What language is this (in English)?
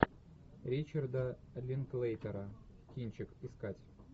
Russian